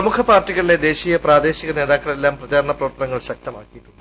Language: Malayalam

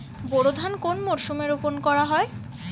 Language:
Bangla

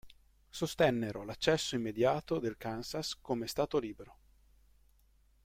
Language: Italian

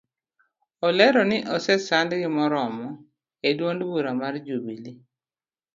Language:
Luo (Kenya and Tanzania)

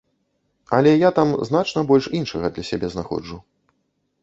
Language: Belarusian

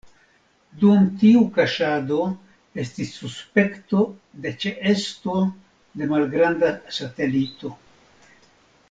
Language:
Esperanto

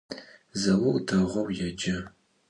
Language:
Adyghe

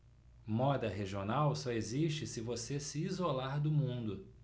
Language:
Portuguese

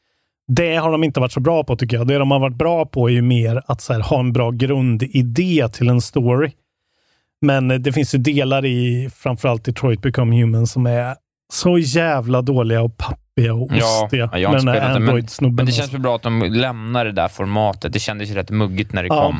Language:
Swedish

